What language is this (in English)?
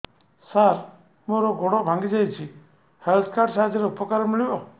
Odia